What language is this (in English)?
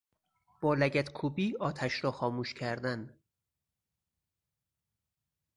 Persian